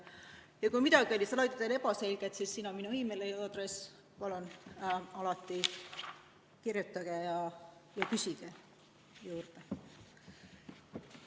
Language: Estonian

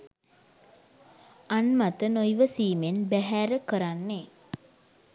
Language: Sinhala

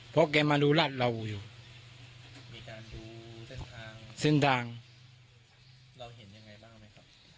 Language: Thai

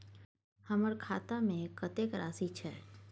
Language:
Maithili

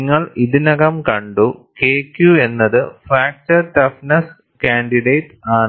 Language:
Malayalam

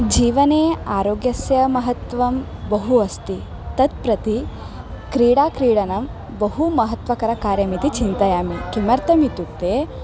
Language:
Sanskrit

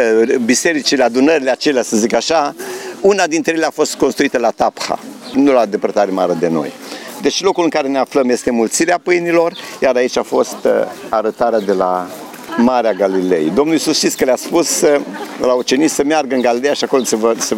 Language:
Romanian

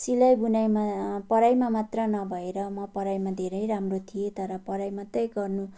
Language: Nepali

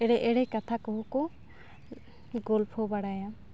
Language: Santali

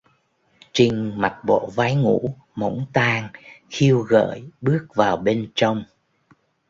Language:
Vietnamese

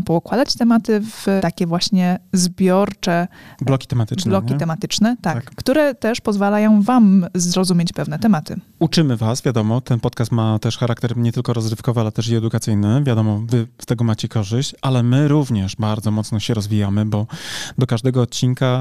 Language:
Polish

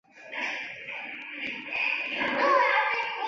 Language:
Chinese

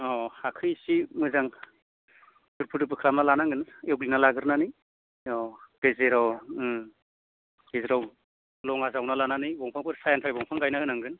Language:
Bodo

